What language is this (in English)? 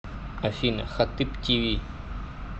Russian